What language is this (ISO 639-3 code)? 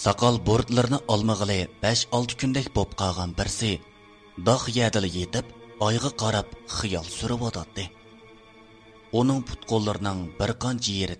tur